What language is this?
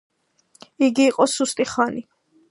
Georgian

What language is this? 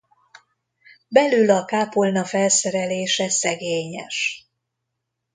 Hungarian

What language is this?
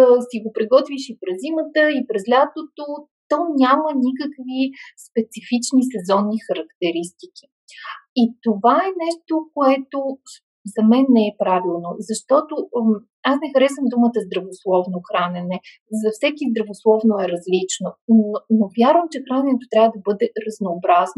Bulgarian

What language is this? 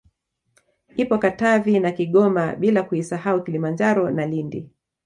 Swahili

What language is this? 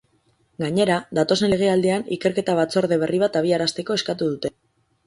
Basque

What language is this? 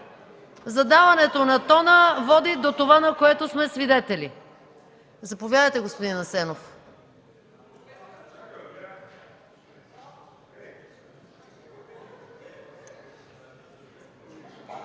Bulgarian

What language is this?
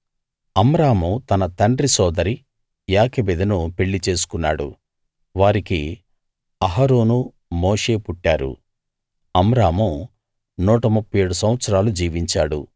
Telugu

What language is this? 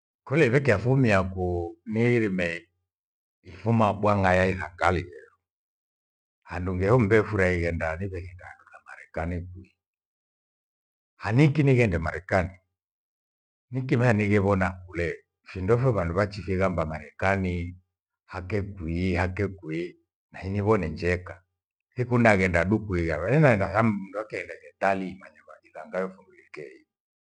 Gweno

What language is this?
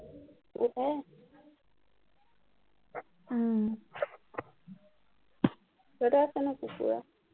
Assamese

